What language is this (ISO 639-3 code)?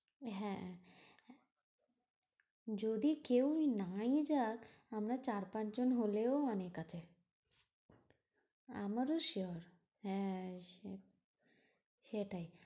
ben